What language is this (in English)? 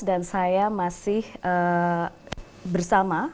Indonesian